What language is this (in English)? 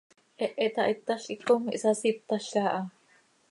Seri